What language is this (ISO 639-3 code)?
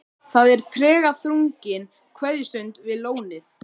isl